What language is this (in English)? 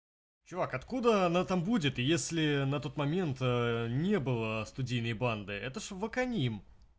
Russian